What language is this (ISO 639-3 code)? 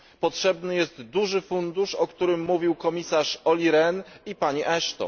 pol